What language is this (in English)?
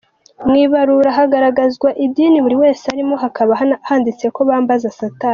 Kinyarwanda